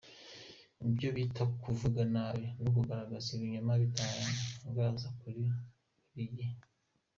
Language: Kinyarwanda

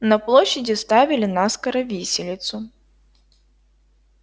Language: Russian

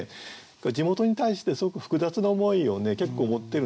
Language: Japanese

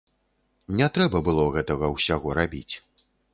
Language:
Belarusian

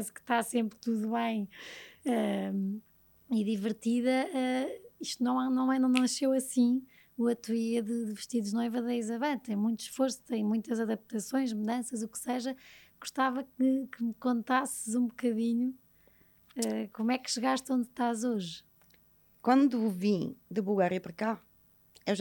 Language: Portuguese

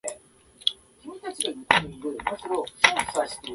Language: Japanese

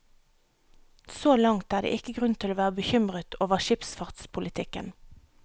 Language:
Norwegian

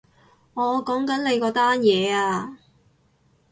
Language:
Cantonese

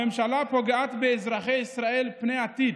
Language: Hebrew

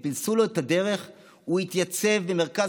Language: Hebrew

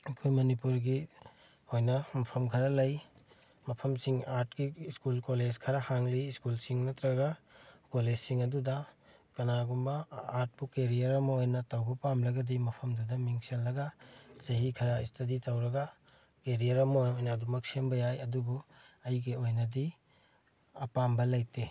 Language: Manipuri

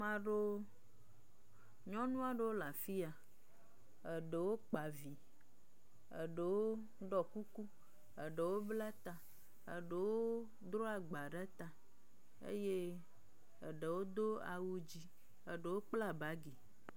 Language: Ewe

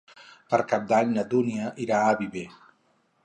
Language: Catalan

